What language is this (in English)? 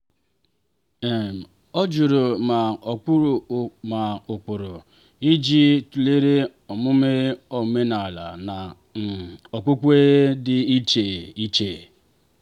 Igbo